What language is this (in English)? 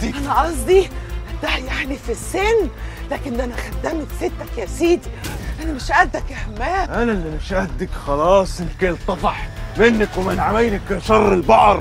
Arabic